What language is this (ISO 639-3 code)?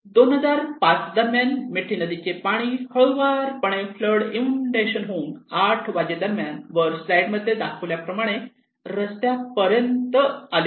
mar